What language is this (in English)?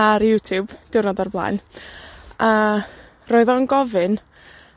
Welsh